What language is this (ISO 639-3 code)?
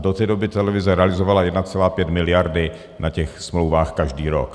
ces